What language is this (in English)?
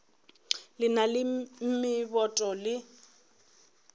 Northern Sotho